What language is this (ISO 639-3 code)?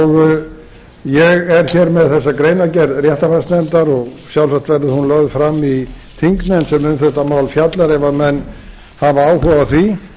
isl